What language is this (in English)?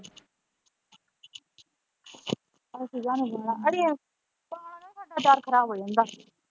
Punjabi